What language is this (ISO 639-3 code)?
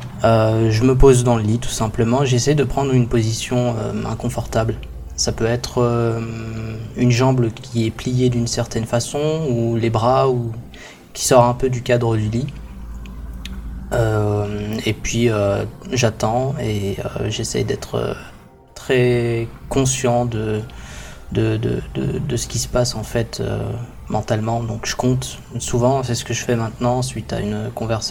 fra